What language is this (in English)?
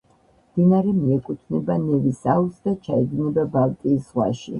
Georgian